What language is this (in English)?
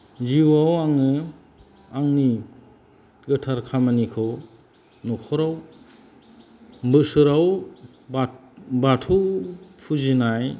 Bodo